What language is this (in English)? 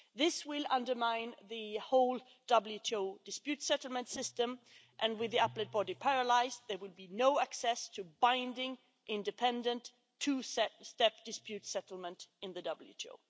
English